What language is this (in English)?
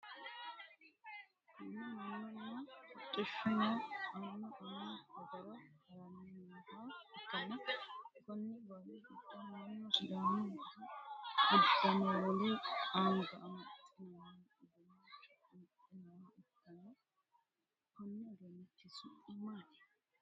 Sidamo